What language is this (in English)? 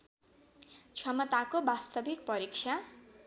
Nepali